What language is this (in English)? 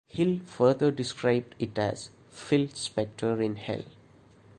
English